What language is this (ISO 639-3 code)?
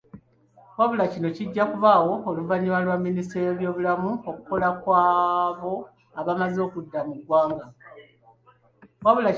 lug